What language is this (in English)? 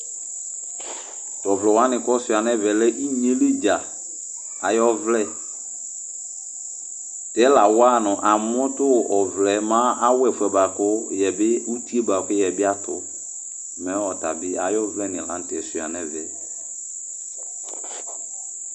Ikposo